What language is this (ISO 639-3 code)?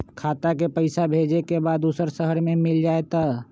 mag